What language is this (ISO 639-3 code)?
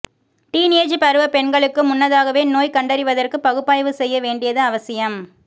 tam